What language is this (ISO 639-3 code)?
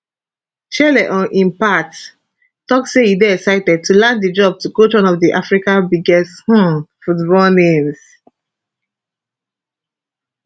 pcm